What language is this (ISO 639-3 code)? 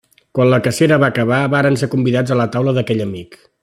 cat